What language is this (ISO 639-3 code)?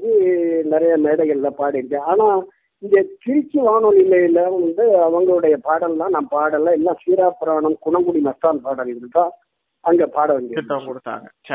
tam